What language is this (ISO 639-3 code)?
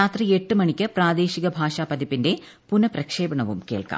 mal